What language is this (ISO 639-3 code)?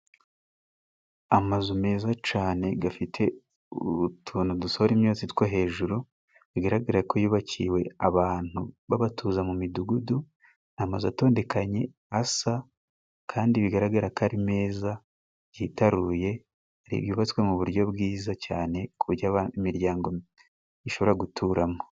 kin